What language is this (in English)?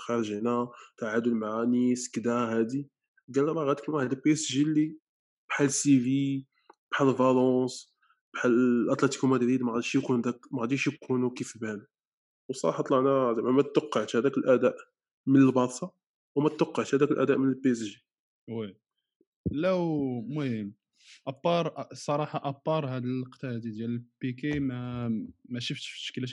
Arabic